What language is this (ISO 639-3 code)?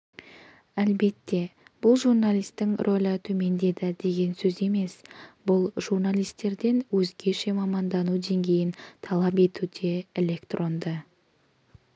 kaz